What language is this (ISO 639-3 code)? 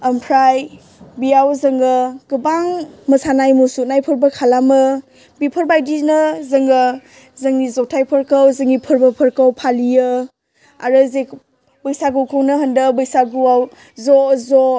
brx